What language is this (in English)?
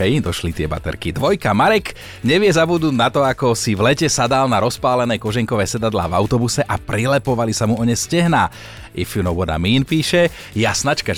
Slovak